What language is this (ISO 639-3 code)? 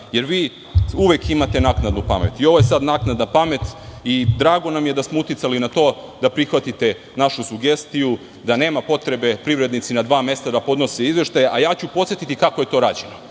srp